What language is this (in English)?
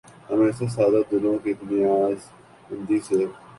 Urdu